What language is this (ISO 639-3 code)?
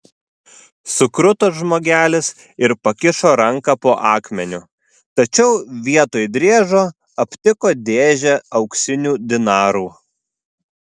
lit